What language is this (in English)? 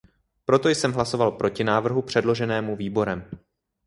Czech